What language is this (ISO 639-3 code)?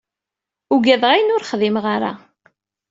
kab